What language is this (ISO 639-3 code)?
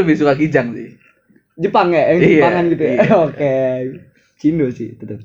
ind